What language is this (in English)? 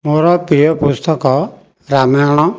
Odia